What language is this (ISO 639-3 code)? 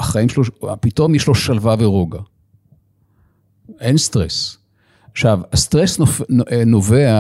heb